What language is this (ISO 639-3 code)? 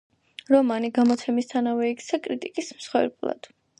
kat